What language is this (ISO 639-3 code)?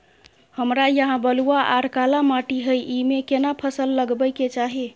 mai